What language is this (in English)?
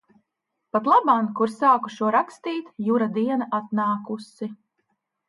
Latvian